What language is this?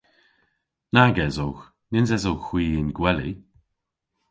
Cornish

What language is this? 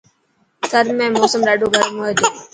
Dhatki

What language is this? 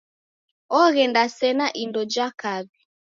Taita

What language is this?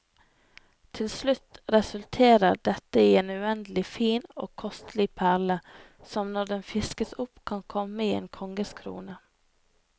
Norwegian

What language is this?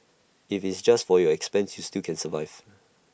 English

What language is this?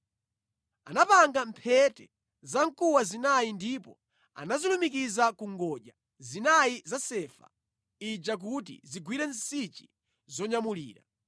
Nyanja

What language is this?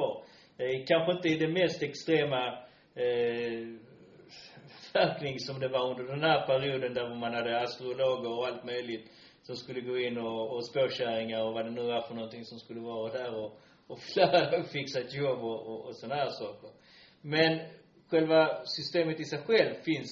Swedish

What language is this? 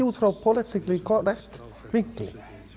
Icelandic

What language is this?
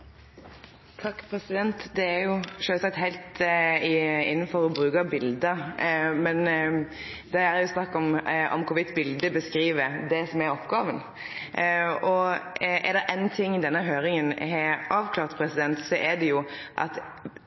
Norwegian Nynorsk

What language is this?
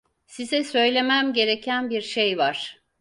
Turkish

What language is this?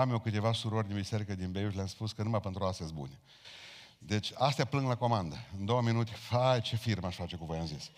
Romanian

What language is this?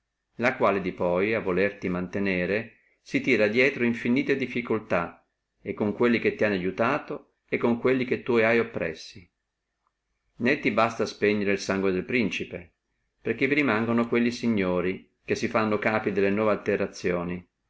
Italian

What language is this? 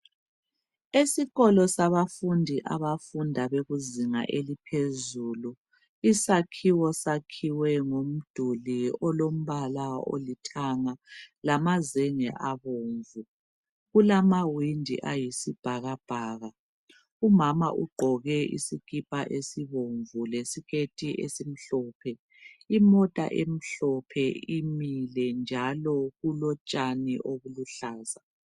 North Ndebele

